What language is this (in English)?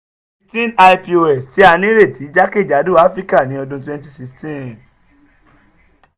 Yoruba